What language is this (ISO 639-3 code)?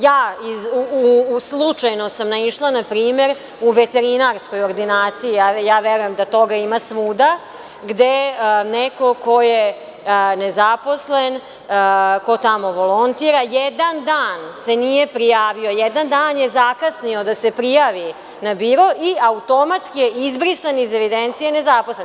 srp